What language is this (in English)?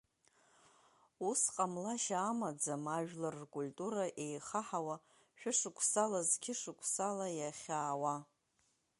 Abkhazian